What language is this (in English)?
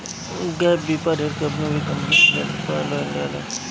Bhojpuri